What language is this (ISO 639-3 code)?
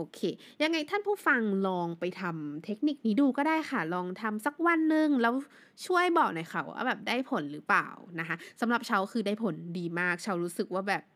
tha